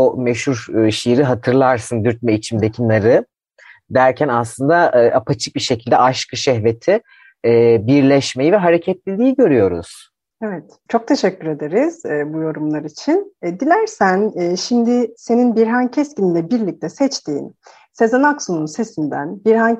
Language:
Turkish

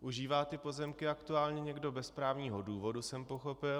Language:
Czech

